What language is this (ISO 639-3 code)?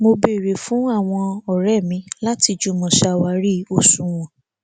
yor